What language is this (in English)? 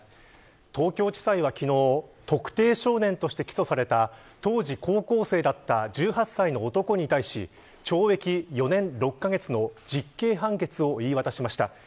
Japanese